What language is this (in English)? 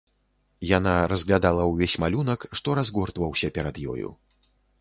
Belarusian